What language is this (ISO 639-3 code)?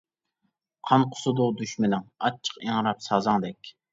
uig